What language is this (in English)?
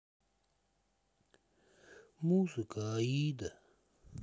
Russian